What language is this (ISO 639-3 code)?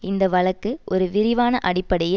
tam